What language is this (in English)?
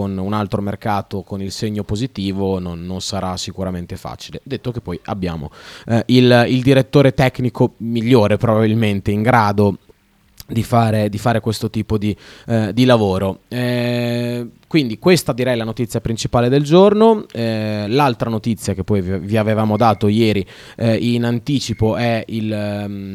Italian